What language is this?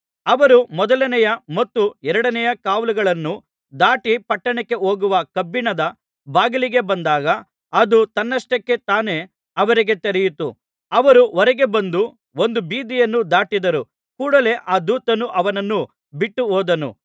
Kannada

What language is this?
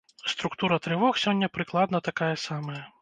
Belarusian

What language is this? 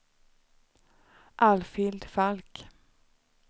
Swedish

